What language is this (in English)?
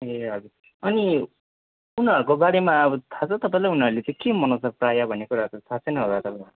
Nepali